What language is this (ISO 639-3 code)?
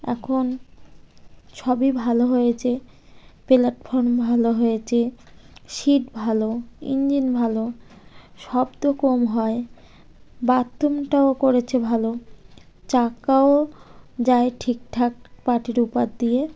ben